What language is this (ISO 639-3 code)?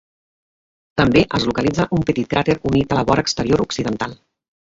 cat